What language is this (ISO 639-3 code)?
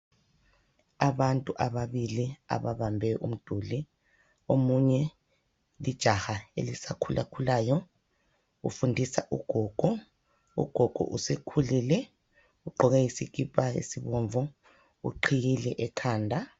nde